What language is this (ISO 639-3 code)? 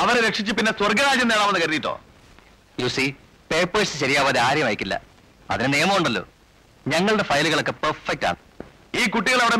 mal